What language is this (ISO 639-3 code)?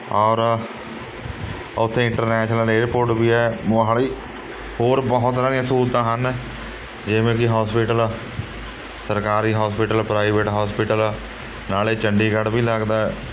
pan